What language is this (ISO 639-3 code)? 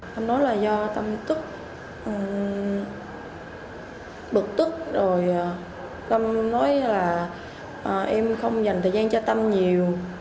vie